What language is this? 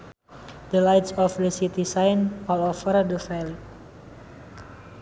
Sundanese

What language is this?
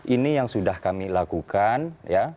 Indonesian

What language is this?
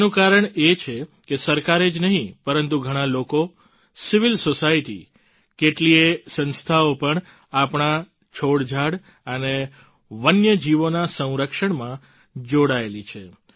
Gujarati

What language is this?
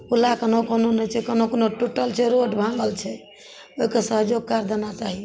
Maithili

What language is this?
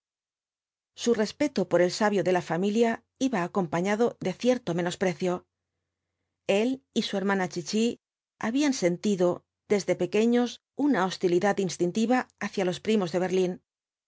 Spanish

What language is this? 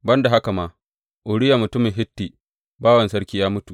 Hausa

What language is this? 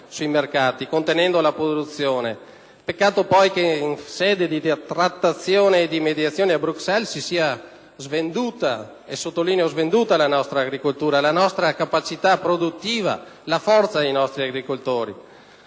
Italian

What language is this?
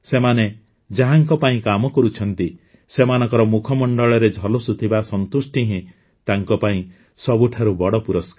Odia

